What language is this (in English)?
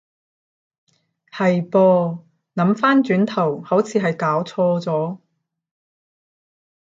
Cantonese